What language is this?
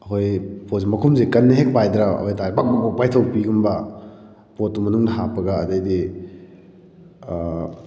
Manipuri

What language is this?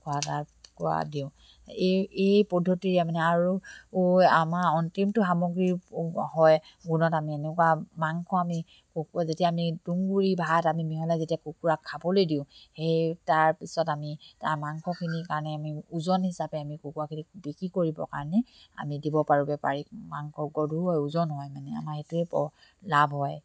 Assamese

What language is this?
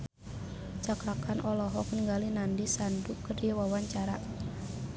Sundanese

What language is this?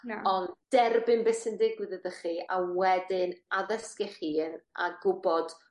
Welsh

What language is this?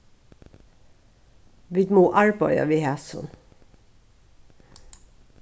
Faroese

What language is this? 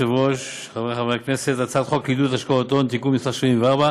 Hebrew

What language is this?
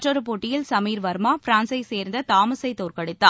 Tamil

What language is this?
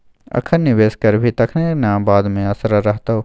Maithili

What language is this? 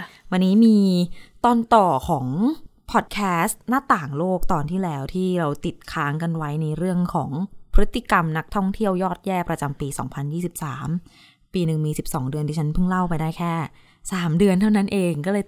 Thai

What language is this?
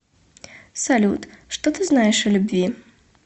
Russian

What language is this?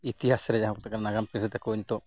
Santali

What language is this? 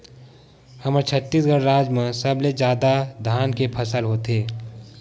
Chhattisgarhi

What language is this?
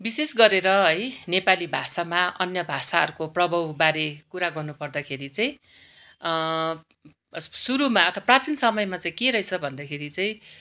Nepali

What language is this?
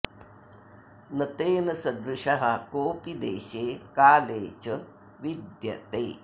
Sanskrit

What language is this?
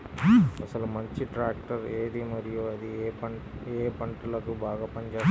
Telugu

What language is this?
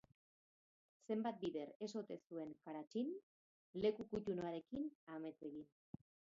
Basque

